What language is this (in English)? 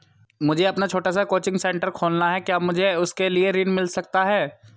Hindi